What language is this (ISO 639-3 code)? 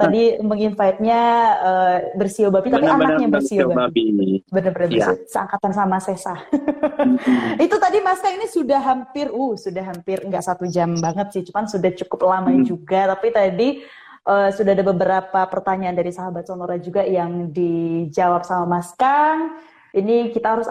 ind